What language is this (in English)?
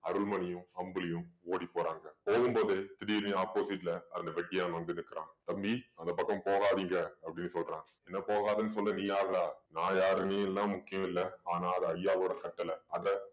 Tamil